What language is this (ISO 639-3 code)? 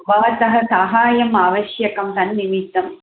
san